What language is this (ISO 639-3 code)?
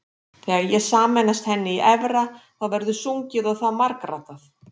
isl